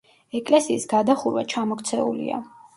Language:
Georgian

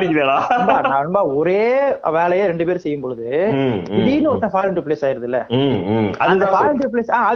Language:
Tamil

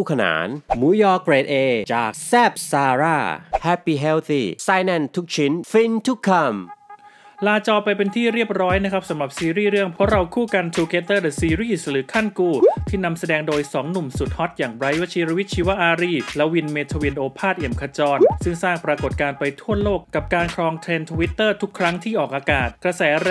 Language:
Thai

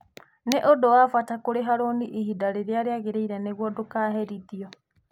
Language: Kikuyu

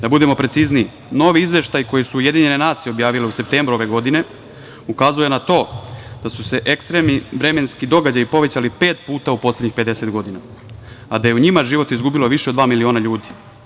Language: Serbian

